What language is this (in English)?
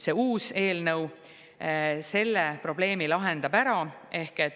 Estonian